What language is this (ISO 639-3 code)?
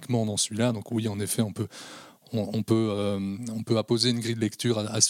fra